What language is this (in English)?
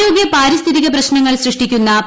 Malayalam